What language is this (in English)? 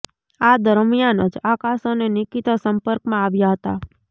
Gujarati